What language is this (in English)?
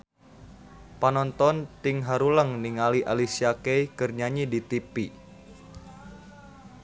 Sundanese